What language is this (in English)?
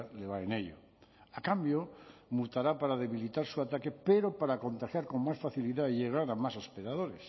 Spanish